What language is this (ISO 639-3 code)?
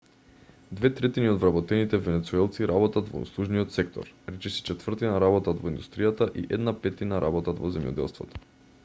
mkd